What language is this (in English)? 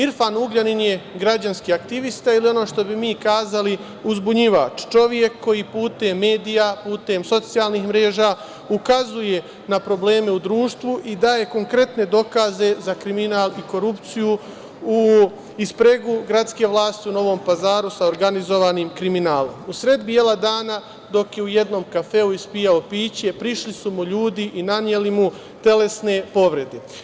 Serbian